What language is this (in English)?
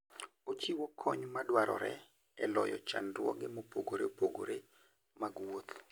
Luo (Kenya and Tanzania)